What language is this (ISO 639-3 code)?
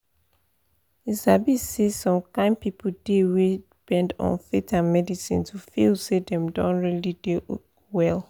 pcm